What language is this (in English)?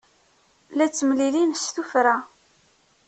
Kabyle